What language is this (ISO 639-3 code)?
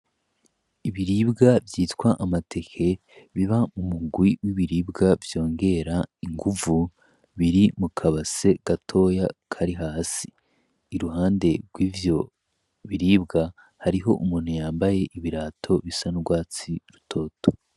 run